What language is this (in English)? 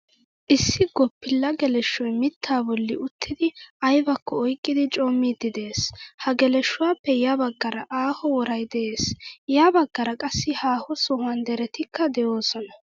Wolaytta